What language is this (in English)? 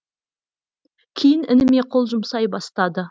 Kazakh